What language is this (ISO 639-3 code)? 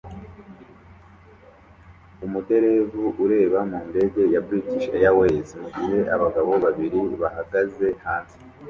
kin